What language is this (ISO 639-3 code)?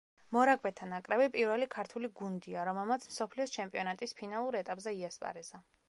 kat